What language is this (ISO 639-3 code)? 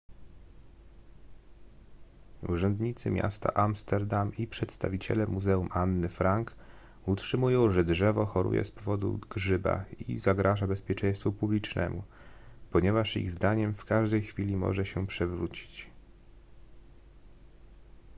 pol